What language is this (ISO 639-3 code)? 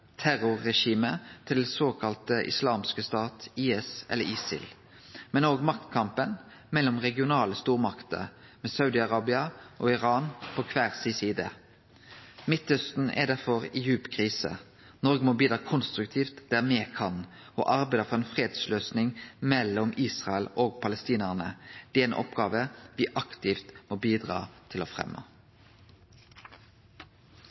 nno